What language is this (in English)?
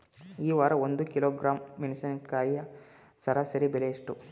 Kannada